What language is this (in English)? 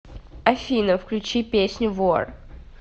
Russian